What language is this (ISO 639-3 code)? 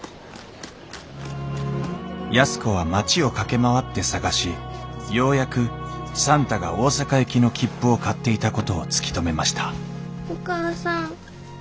jpn